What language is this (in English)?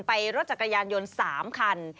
Thai